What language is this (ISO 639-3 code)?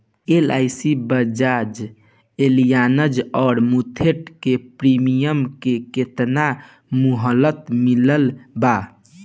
bho